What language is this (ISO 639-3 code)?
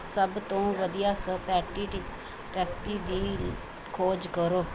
pan